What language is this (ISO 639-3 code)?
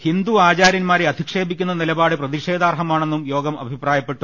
mal